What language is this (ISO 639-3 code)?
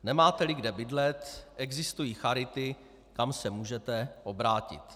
ces